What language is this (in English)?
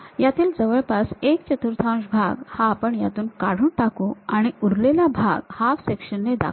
Marathi